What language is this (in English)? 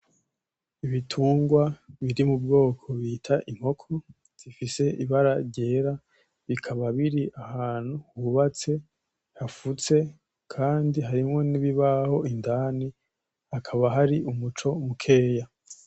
Rundi